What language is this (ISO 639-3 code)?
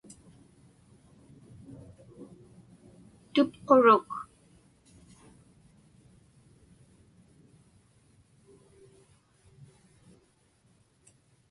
ipk